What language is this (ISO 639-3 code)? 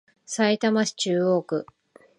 jpn